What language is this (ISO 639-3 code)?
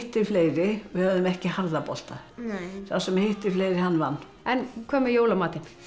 isl